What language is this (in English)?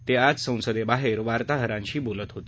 Marathi